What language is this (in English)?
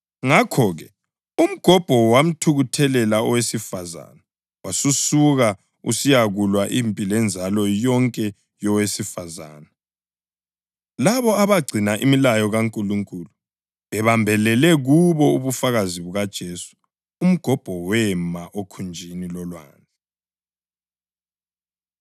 North Ndebele